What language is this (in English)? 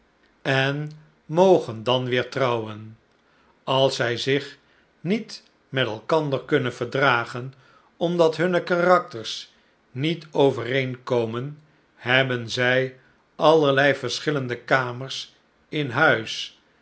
Dutch